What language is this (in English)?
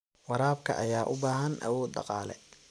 Somali